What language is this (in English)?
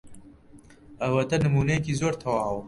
Central Kurdish